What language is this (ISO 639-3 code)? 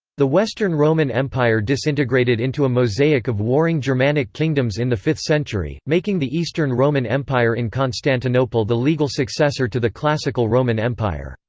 eng